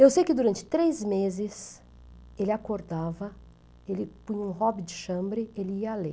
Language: Portuguese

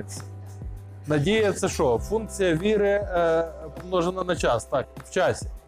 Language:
Ukrainian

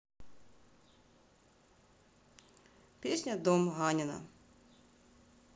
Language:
Russian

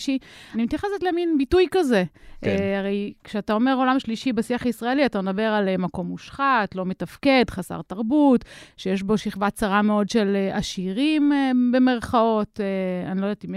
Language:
Hebrew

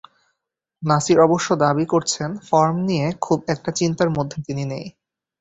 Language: Bangla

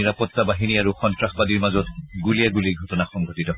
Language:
Assamese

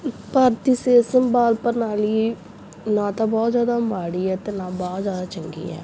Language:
Punjabi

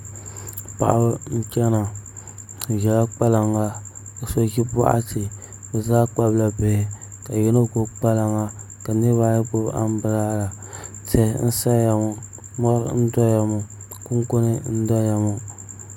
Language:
Dagbani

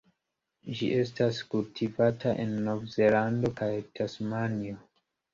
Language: Esperanto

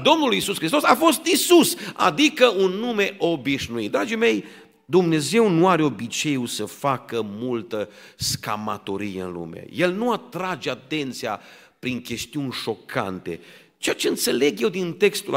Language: Romanian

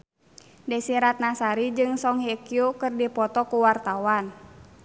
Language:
Sundanese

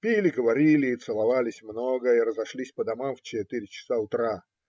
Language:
Russian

